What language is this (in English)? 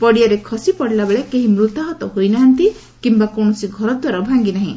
Odia